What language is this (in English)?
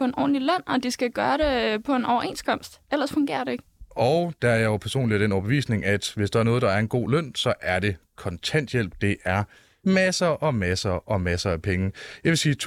Danish